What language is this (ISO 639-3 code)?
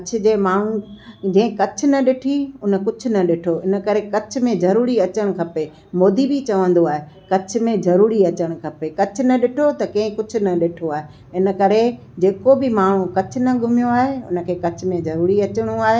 snd